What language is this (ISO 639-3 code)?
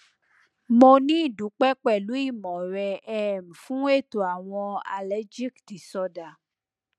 yor